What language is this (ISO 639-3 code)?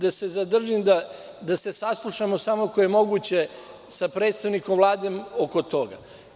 srp